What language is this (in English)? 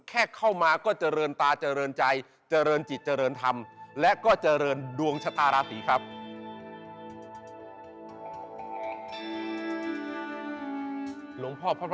Thai